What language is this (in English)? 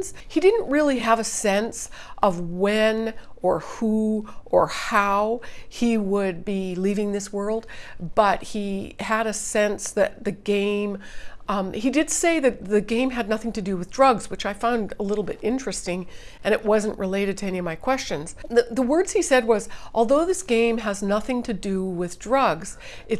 English